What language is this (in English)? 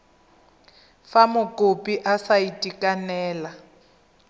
Tswana